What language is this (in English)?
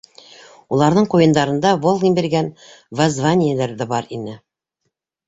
Bashkir